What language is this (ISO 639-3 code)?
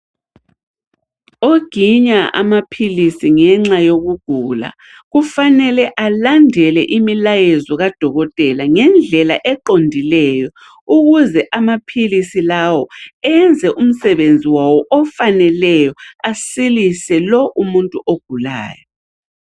nde